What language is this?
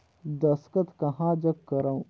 Chhattisgarhi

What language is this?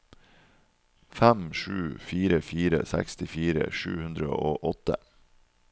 Norwegian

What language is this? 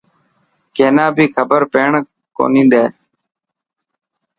Dhatki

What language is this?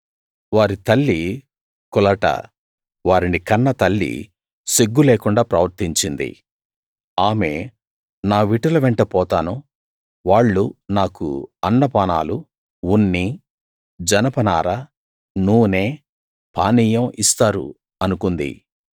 Telugu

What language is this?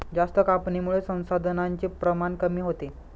Marathi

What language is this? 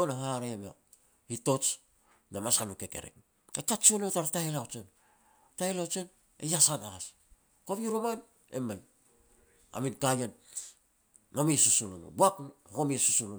Petats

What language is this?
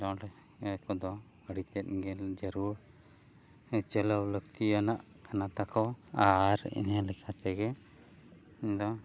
Santali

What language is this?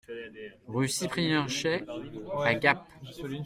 French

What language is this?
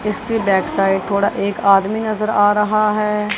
Hindi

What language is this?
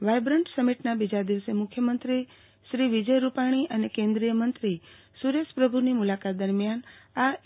Gujarati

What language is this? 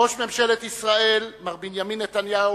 Hebrew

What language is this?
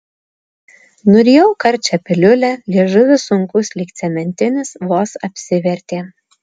Lithuanian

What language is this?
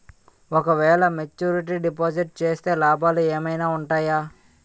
Telugu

